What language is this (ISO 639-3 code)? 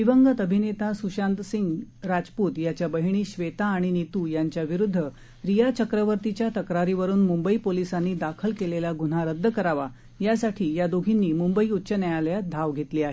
mar